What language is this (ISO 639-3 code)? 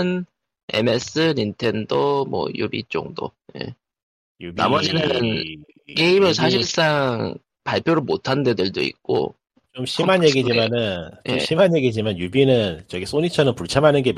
kor